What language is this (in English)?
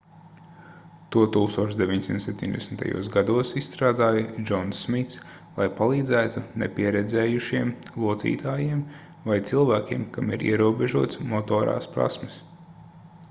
Latvian